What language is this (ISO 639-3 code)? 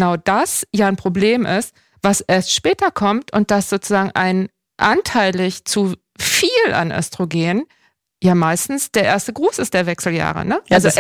deu